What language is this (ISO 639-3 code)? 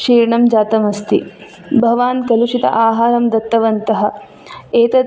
san